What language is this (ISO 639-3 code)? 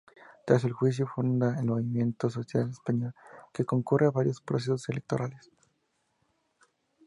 spa